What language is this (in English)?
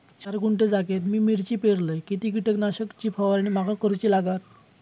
Marathi